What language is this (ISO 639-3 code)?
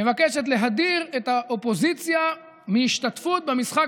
heb